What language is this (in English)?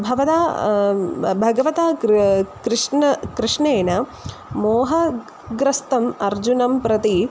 Sanskrit